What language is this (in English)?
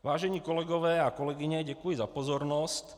Czech